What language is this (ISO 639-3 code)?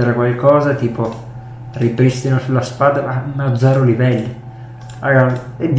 ita